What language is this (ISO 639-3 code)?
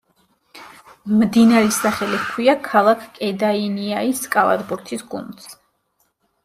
kat